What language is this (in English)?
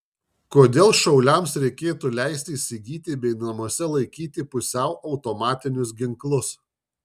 Lithuanian